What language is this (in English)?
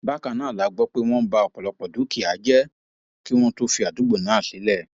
Yoruba